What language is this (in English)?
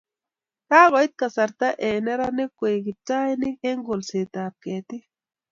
Kalenjin